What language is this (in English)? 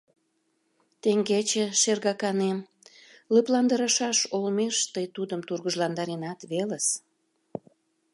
Mari